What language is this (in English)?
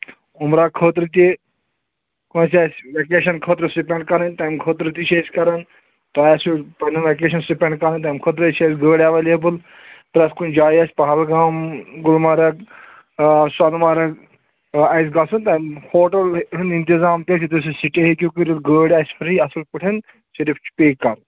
Kashmiri